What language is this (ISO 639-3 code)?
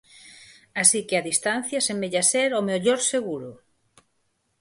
glg